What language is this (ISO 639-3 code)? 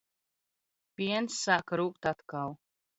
lav